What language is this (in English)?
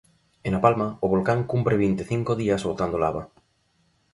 Galician